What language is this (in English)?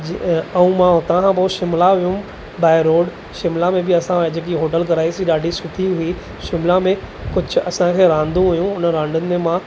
Sindhi